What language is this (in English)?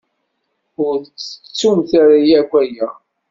Kabyle